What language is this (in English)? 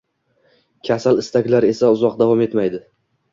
Uzbek